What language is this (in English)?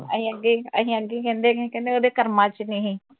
Punjabi